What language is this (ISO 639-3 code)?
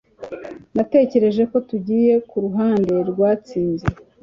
kin